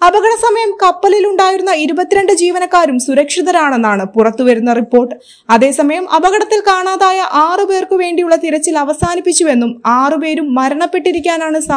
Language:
Malayalam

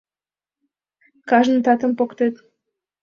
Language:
Mari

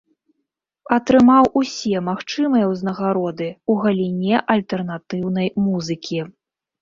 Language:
Belarusian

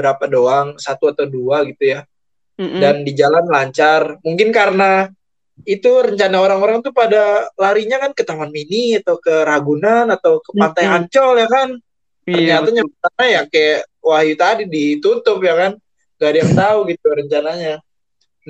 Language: Indonesian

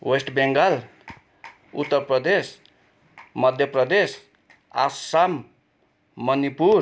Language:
Nepali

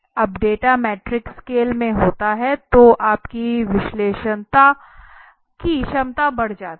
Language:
Hindi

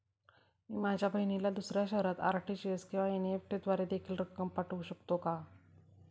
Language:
Marathi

